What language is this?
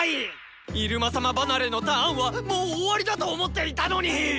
Japanese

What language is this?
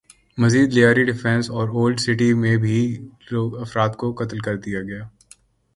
Urdu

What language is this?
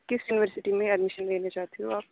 Urdu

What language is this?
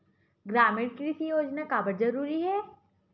Chhattisgarhi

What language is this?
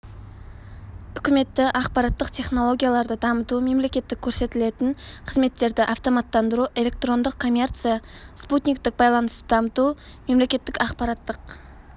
Kazakh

